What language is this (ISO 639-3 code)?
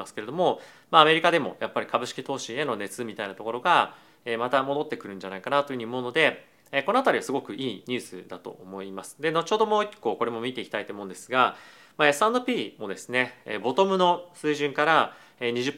jpn